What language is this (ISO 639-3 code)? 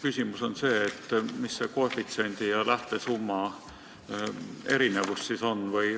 est